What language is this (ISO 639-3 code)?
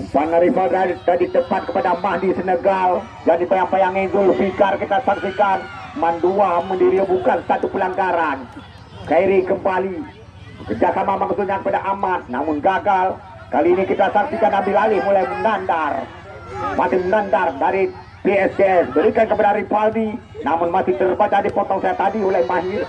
ind